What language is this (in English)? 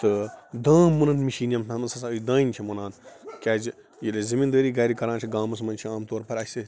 Kashmiri